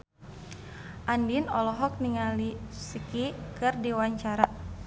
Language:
Sundanese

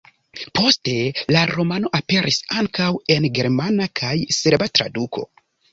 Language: Esperanto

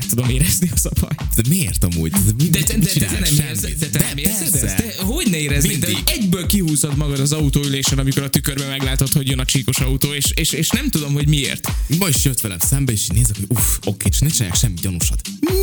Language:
Hungarian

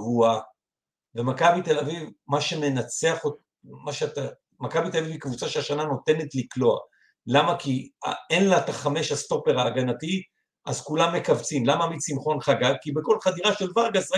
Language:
Hebrew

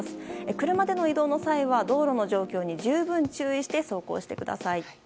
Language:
Japanese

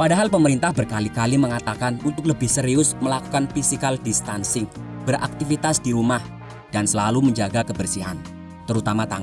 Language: Indonesian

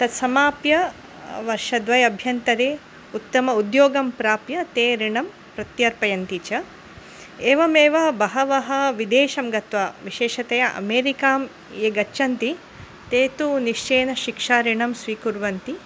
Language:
Sanskrit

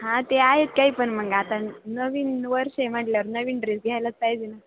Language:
Marathi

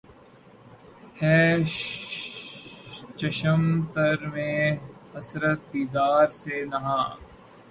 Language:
Urdu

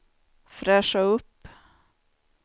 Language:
Swedish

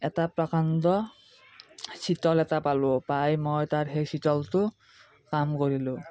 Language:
Assamese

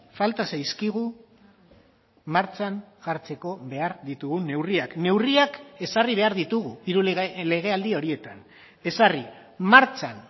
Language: Basque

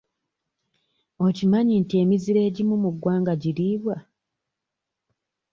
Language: Ganda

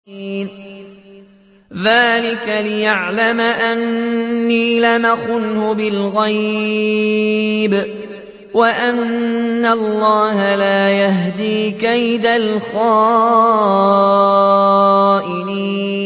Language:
Arabic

